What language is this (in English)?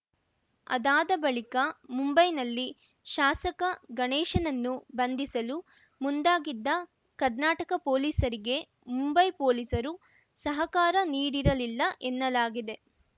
Kannada